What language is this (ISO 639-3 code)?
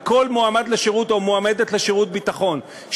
heb